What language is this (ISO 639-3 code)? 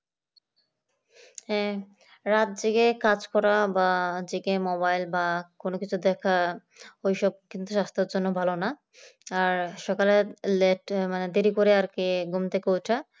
ben